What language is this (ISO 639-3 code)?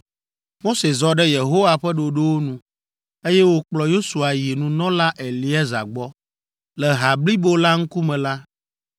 ewe